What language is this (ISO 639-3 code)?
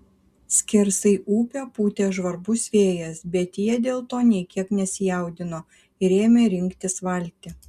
lit